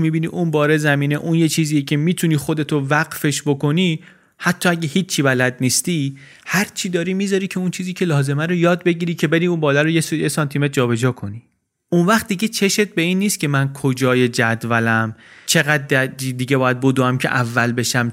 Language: Persian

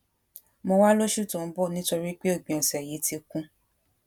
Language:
Yoruba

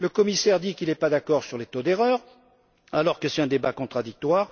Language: French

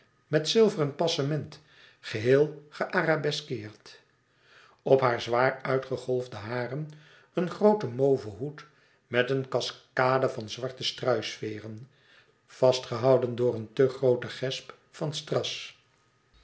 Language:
Dutch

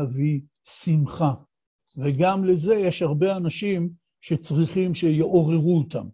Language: Hebrew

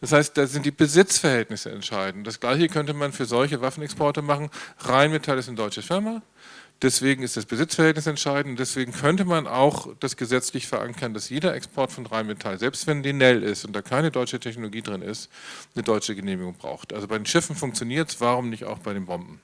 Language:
German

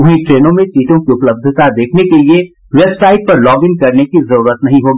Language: Hindi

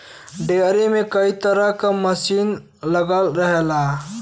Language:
Bhojpuri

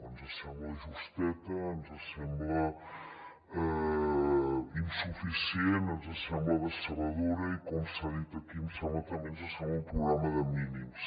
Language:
Catalan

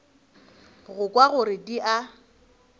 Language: Northern Sotho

